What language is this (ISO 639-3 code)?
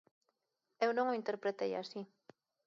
glg